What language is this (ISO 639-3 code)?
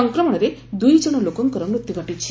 ori